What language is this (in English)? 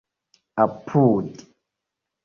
Esperanto